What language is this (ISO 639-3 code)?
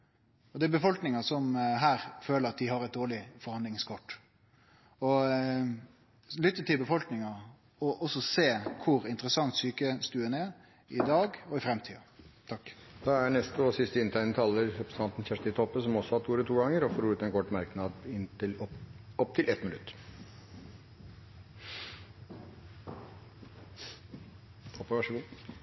nor